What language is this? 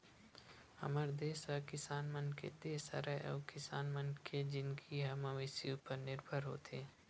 Chhattisgarhi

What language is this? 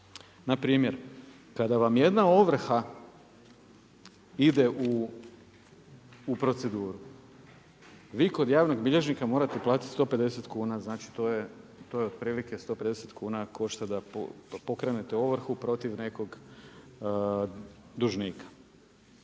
Croatian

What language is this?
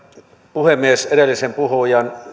Finnish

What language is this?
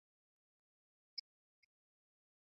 Swahili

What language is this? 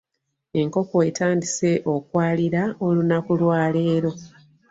Ganda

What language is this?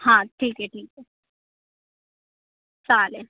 Marathi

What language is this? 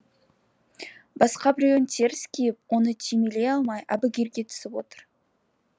Kazakh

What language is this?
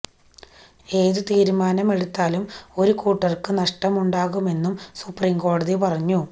Malayalam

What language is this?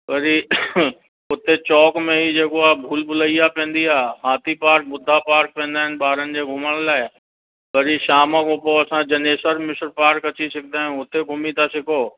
Sindhi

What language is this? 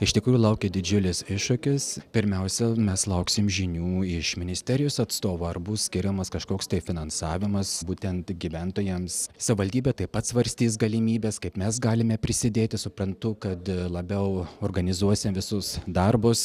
Lithuanian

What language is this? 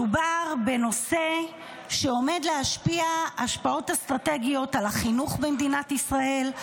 Hebrew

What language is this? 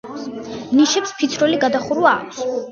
Georgian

